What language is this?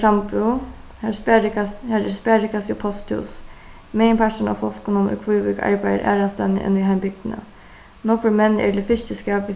Faroese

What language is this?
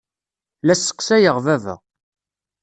Kabyle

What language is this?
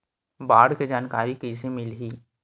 Chhattisgarhi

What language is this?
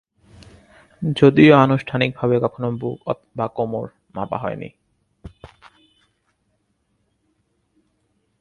Bangla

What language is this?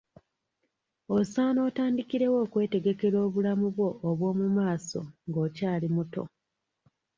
Ganda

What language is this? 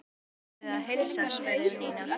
Icelandic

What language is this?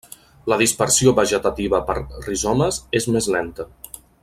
Catalan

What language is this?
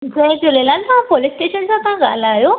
Sindhi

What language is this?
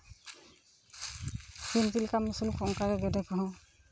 Santali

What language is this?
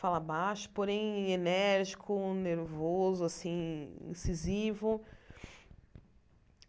Portuguese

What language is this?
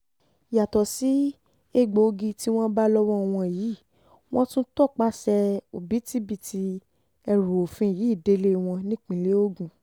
Yoruba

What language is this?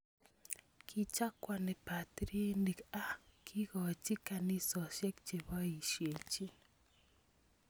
Kalenjin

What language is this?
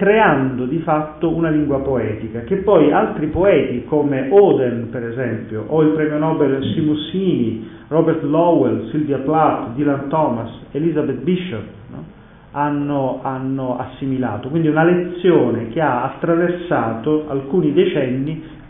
Italian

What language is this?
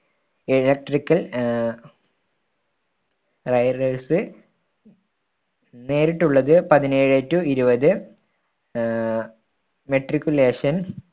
Malayalam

